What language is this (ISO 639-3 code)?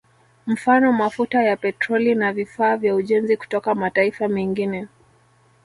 swa